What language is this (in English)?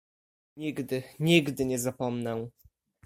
Polish